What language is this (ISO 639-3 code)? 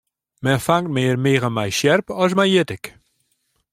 fry